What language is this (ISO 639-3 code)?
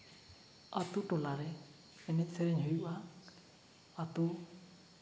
sat